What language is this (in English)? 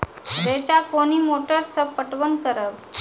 Maithili